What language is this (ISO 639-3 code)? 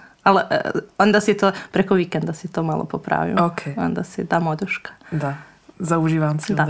hrv